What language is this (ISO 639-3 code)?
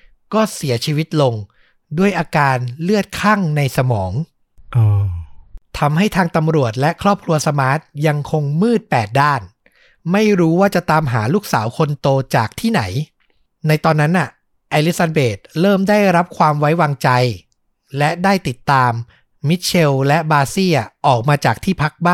tha